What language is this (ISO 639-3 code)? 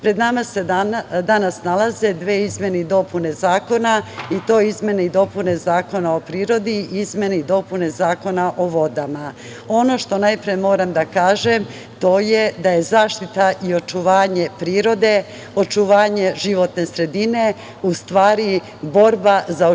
srp